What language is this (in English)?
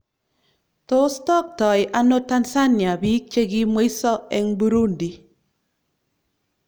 Kalenjin